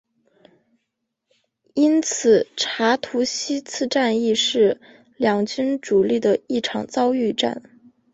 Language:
Chinese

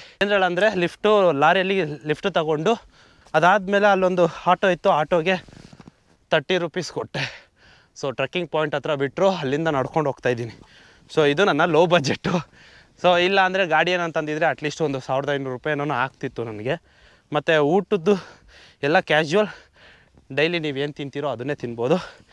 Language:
Arabic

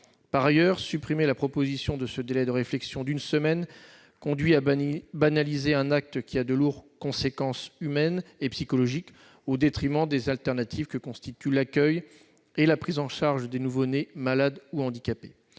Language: French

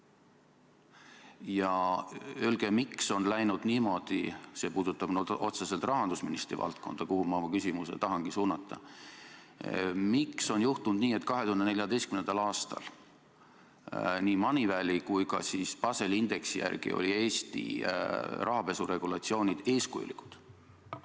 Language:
Estonian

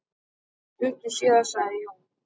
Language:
Icelandic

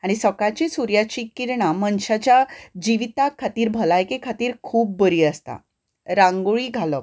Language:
Konkani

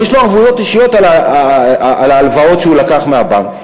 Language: Hebrew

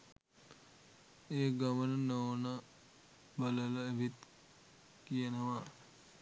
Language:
Sinhala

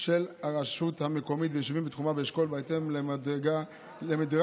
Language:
Hebrew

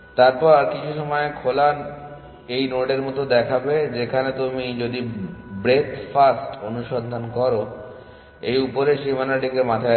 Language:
Bangla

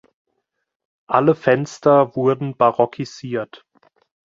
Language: German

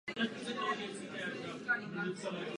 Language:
Czech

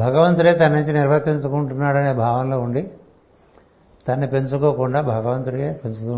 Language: Telugu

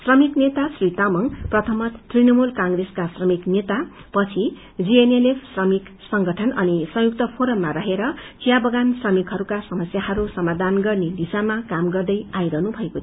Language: Nepali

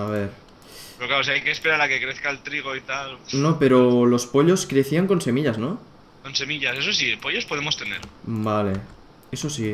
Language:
Spanish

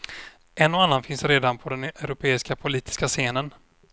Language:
Swedish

